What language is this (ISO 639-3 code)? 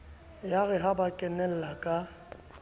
sot